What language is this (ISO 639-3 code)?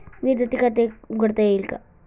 mar